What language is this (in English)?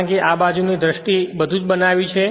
Gujarati